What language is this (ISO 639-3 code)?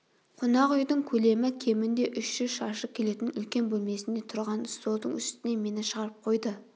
kaz